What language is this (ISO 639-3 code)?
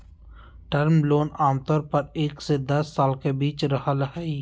mag